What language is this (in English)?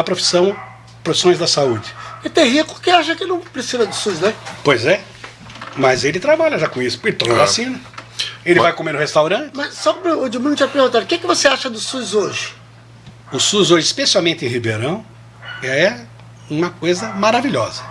Portuguese